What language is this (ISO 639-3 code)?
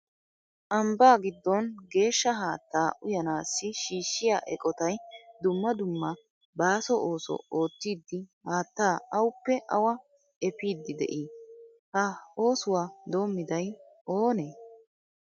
wal